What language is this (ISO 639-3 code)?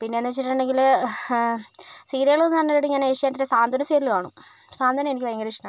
mal